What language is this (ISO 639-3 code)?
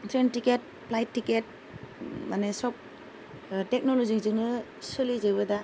brx